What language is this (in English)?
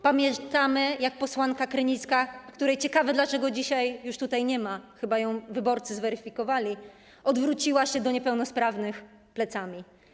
Polish